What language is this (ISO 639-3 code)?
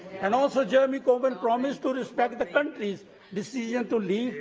eng